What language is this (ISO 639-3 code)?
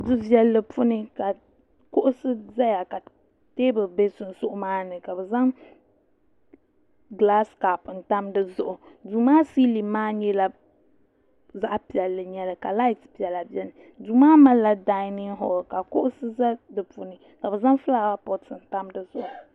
dag